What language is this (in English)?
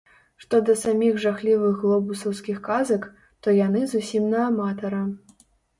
Belarusian